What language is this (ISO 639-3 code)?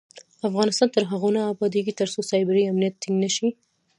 pus